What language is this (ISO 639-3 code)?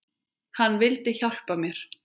isl